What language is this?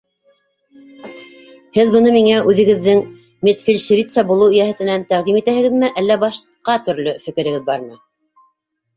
Bashkir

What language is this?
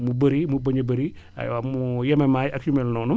Wolof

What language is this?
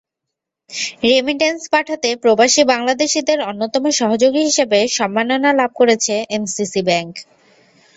Bangla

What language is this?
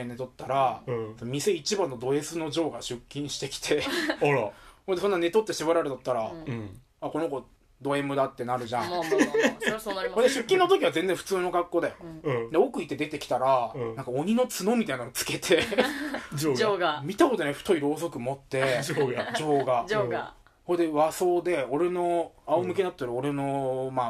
Japanese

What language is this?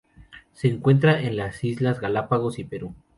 Spanish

